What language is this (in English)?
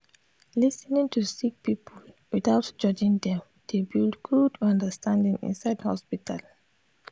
Nigerian Pidgin